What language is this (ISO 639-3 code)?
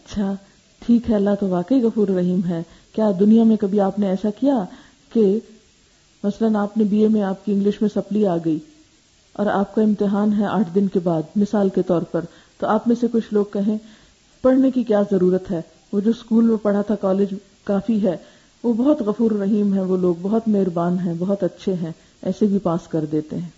urd